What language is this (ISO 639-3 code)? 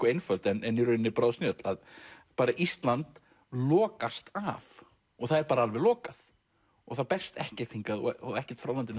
isl